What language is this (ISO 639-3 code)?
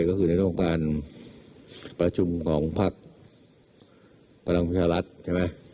tha